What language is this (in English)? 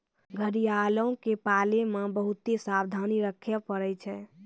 Maithili